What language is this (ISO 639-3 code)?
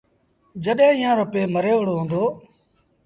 sbn